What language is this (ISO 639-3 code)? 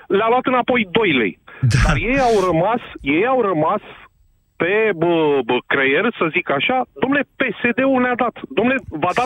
ron